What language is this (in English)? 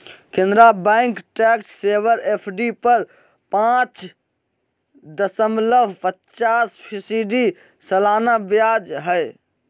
Magahi